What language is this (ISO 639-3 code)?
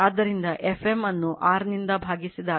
kan